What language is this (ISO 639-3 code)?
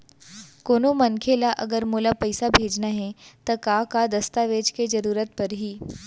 hne